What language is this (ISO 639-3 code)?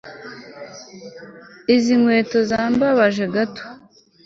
kin